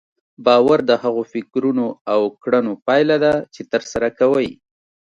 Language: Pashto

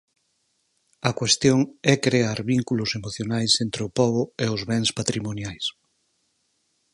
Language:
Galician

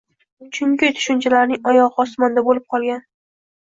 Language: Uzbek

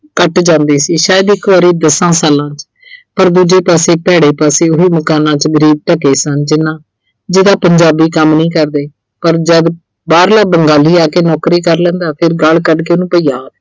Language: Punjabi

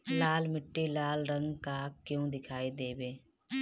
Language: Bhojpuri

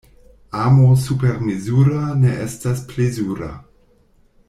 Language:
Esperanto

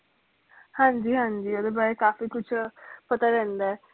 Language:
Punjabi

